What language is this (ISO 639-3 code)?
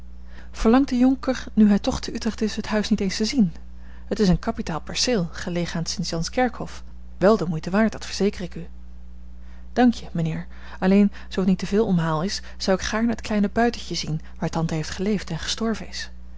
nld